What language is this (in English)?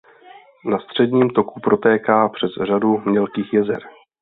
Czech